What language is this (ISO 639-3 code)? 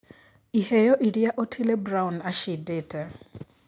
kik